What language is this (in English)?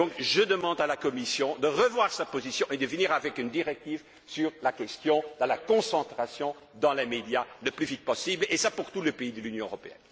French